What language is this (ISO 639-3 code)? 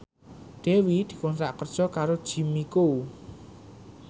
jav